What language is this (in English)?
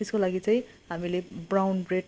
Nepali